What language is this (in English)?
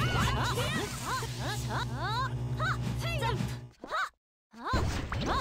Korean